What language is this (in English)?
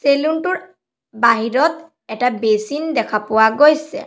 Assamese